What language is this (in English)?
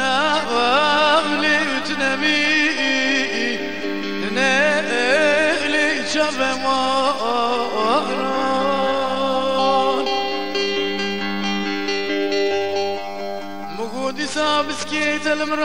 Arabic